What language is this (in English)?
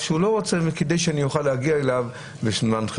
Hebrew